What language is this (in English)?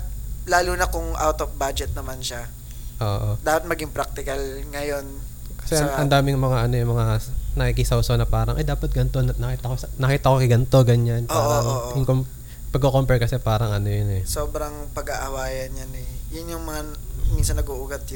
Filipino